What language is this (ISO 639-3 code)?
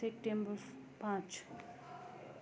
nep